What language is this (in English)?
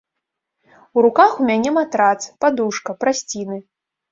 Belarusian